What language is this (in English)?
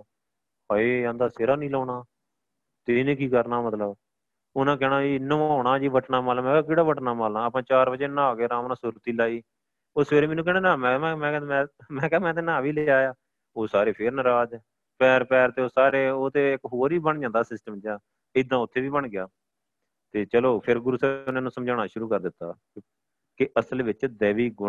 Punjabi